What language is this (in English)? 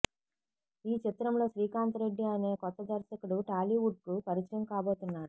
Telugu